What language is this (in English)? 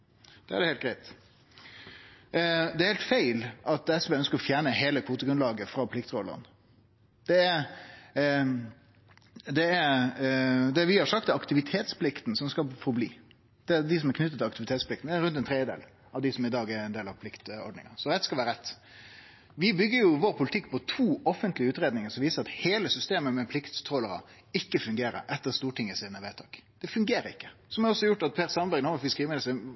Norwegian Nynorsk